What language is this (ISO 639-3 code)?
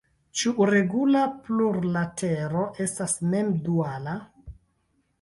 epo